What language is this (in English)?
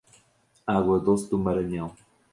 Portuguese